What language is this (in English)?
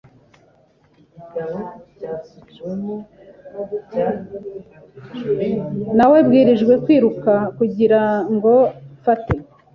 Kinyarwanda